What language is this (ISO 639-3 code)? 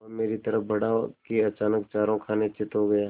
hin